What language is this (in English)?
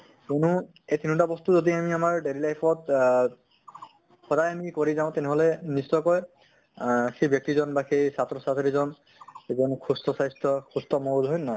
Assamese